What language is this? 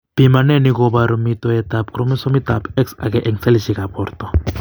Kalenjin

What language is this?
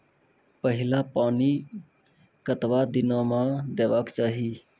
Maithili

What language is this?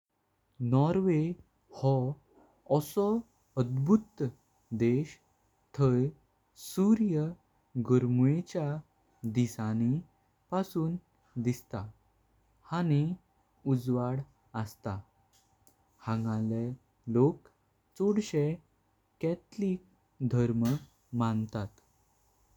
Konkani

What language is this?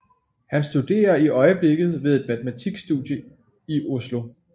Danish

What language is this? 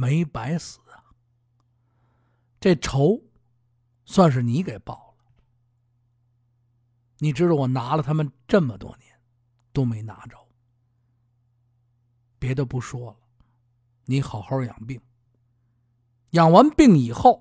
Chinese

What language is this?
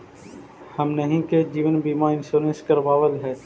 Magahi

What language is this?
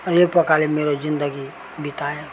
Nepali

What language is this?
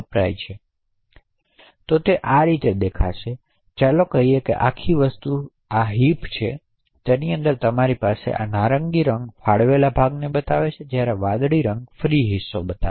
Gujarati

